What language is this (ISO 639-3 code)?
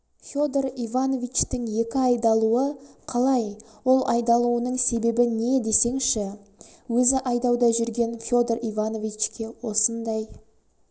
kaz